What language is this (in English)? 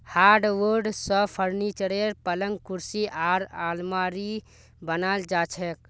Magahi